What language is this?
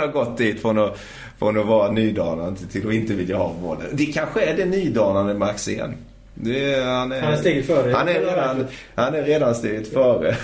Swedish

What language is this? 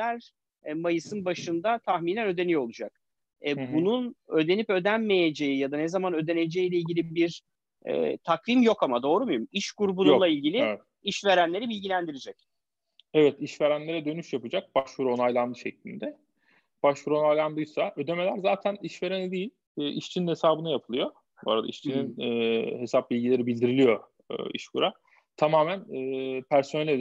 Turkish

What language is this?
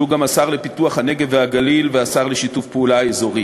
Hebrew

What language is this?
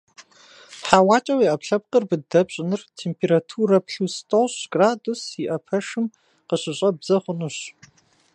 Kabardian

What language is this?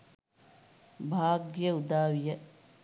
Sinhala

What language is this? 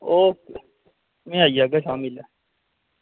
Dogri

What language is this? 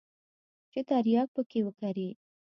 Pashto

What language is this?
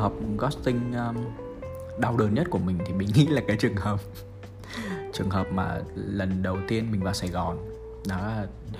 Vietnamese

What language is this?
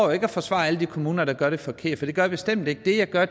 Danish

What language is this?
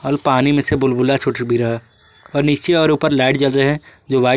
Hindi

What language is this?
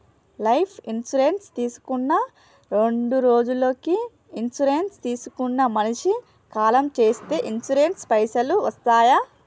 Telugu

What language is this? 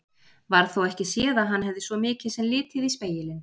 Icelandic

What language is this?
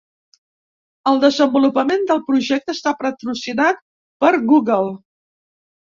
Catalan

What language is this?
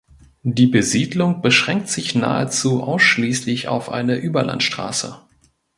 German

